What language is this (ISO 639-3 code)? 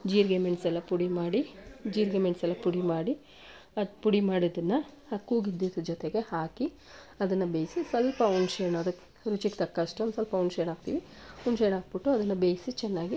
kan